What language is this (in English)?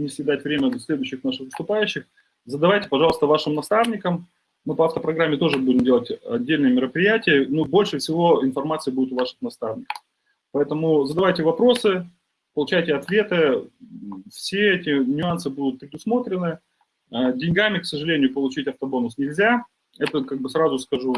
Russian